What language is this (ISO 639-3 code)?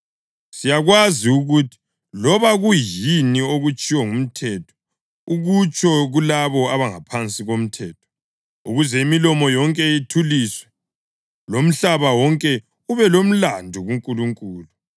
nde